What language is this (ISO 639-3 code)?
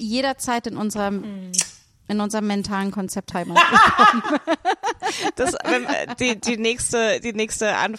deu